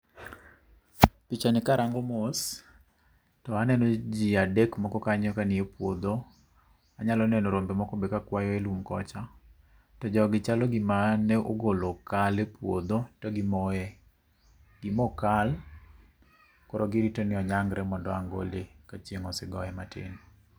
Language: Luo (Kenya and Tanzania)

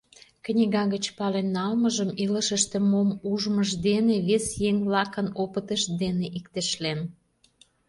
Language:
Mari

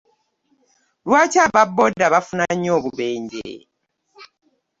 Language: Ganda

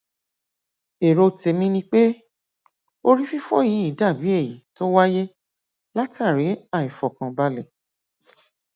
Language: Yoruba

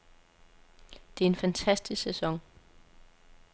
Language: Danish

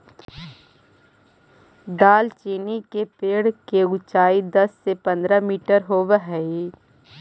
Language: Magahi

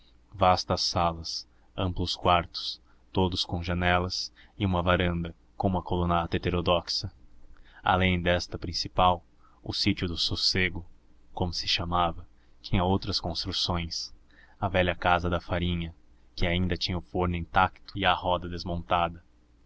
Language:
Portuguese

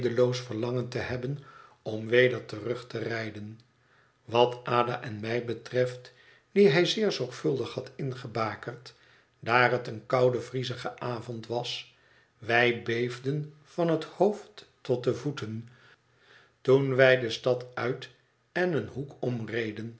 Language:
Dutch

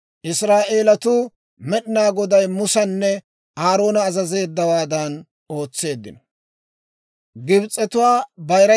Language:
Dawro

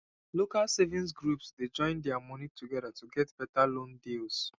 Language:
Nigerian Pidgin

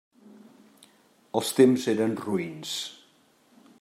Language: Catalan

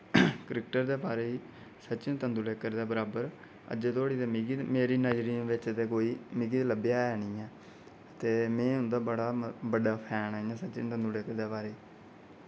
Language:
Dogri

